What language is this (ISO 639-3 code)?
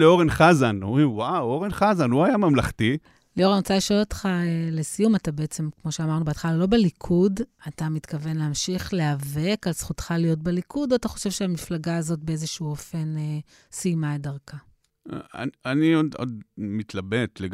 heb